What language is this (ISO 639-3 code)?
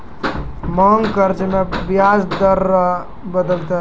mai